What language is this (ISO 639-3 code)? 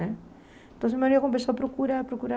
por